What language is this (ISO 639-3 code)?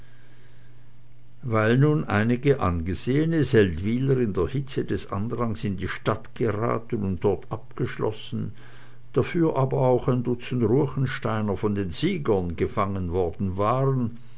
deu